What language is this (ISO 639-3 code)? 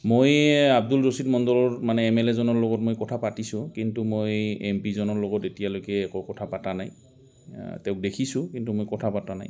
asm